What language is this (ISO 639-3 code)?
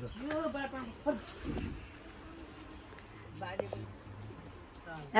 ara